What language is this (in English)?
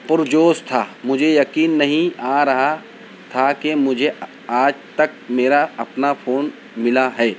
Urdu